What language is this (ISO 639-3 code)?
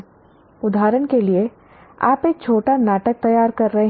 hin